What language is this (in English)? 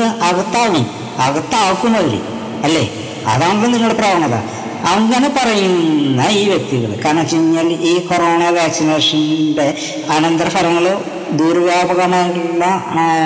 Malayalam